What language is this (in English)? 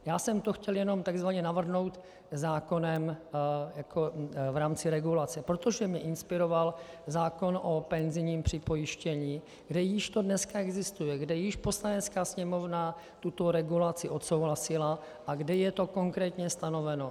Czech